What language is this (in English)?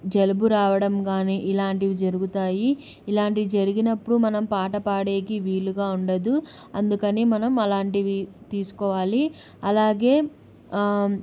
Telugu